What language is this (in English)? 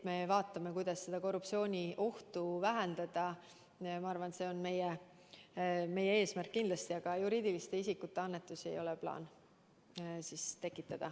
Estonian